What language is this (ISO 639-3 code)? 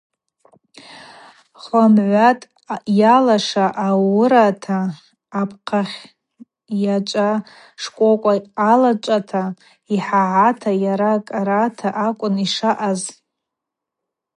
abq